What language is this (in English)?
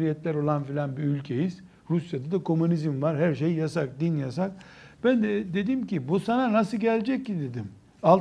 Turkish